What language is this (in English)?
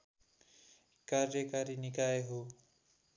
Nepali